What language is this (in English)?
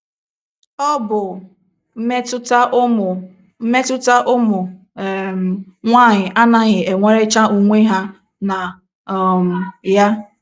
Igbo